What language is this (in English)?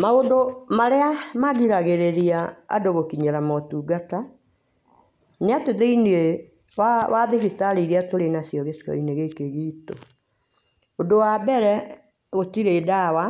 Kikuyu